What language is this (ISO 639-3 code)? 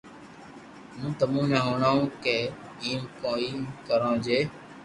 lrk